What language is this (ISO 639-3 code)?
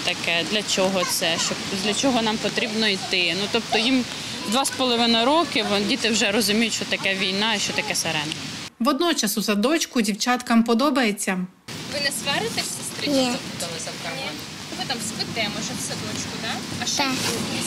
ukr